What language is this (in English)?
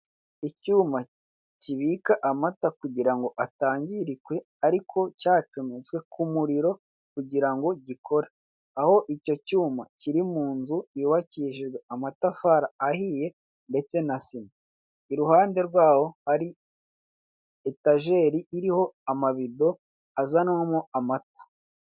Kinyarwanda